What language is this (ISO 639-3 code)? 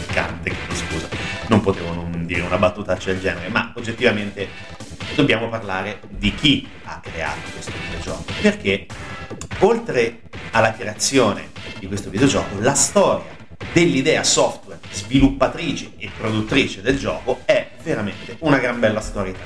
ita